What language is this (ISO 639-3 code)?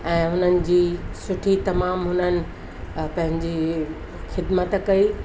snd